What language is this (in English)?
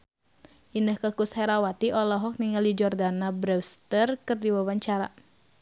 Sundanese